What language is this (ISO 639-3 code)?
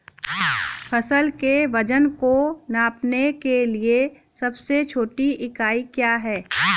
hin